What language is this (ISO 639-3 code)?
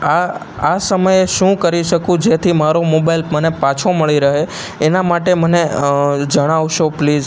guj